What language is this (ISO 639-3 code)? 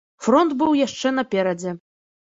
bel